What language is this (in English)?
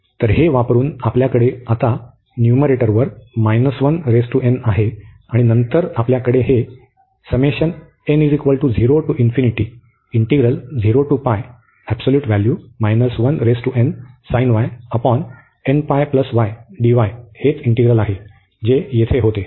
Marathi